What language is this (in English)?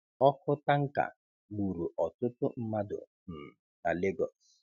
Igbo